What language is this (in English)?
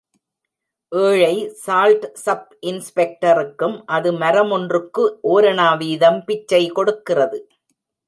Tamil